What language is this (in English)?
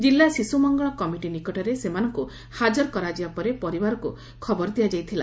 Odia